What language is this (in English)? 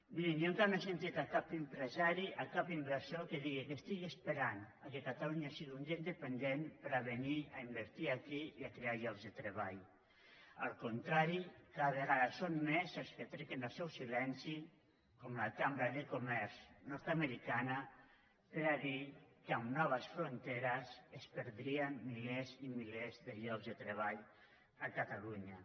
Catalan